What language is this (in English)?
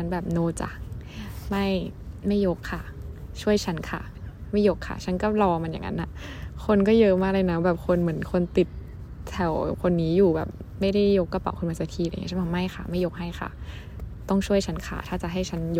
Thai